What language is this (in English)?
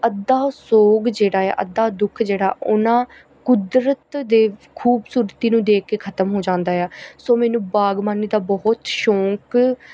Punjabi